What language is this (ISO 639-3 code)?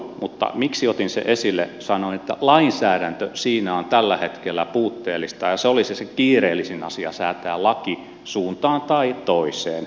fin